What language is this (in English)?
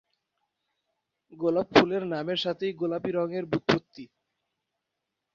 Bangla